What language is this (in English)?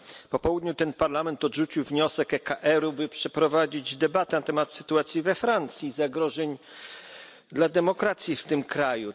Polish